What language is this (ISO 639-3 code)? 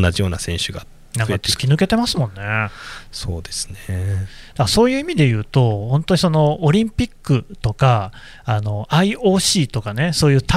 jpn